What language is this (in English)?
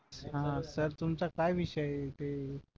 Marathi